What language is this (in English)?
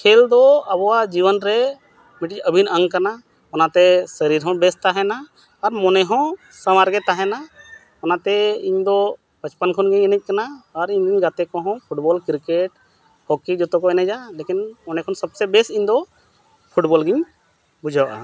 Santali